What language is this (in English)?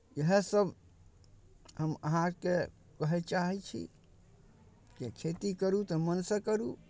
Maithili